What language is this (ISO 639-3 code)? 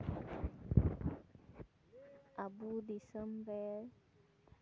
sat